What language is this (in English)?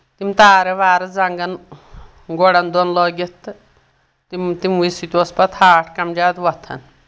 Kashmiri